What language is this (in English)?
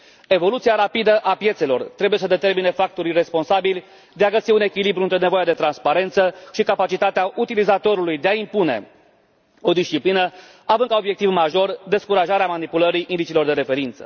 Romanian